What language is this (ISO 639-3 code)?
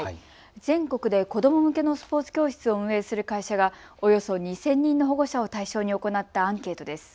jpn